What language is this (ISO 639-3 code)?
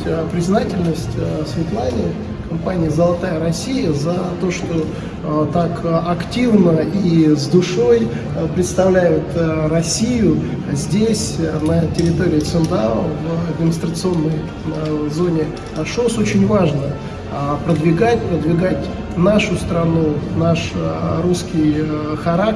rus